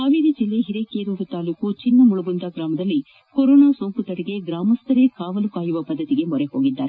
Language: Kannada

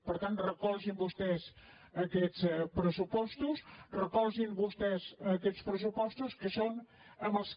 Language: Catalan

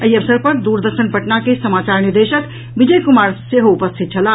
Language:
Maithili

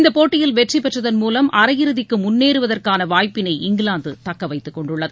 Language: Tamil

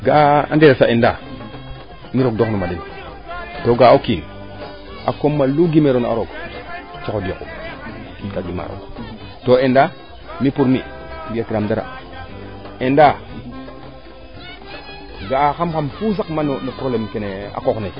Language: Serer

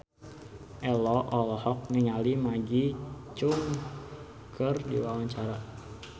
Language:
Sundanese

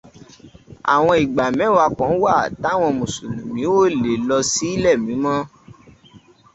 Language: Yoruba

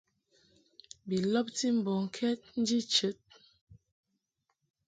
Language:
Mungaka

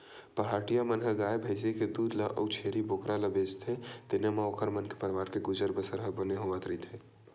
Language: Chhattisgarhi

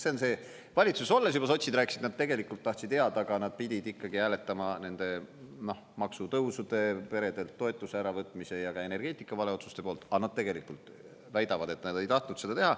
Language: Estonian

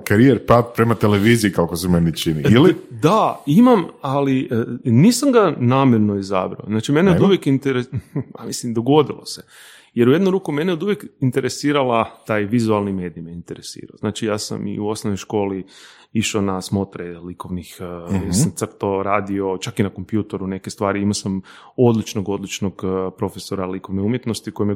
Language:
Croatian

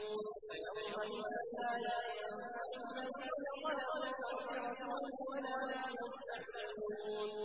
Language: Arabic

